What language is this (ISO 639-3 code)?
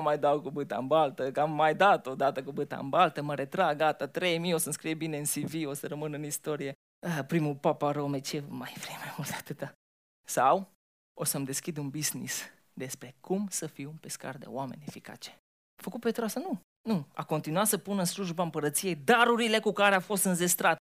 ron